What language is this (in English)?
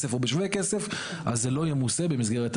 Hebrew